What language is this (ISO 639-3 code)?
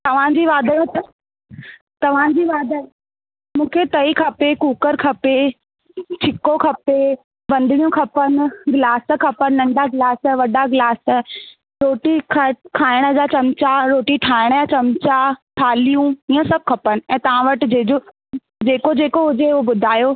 snd